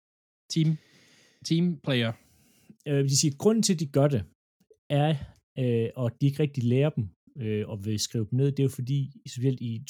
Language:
Danish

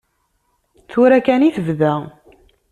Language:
Kabyle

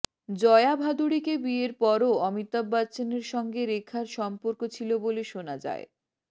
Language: Bangla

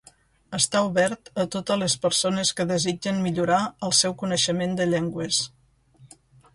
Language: Catalan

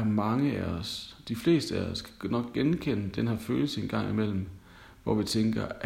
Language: Danish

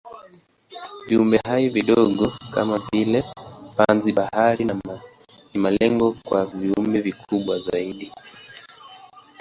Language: Swahili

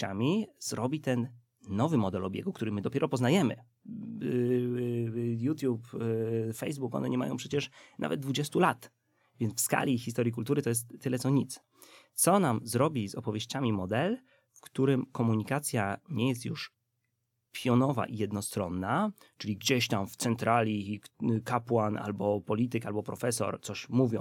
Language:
Polish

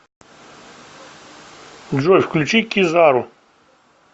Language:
Russian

